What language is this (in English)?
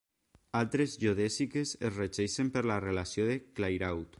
Catalan